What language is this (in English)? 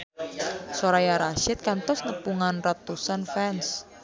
Sundanese